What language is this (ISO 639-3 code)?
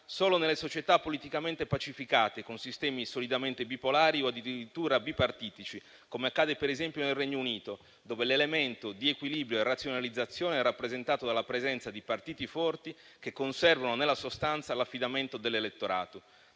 ita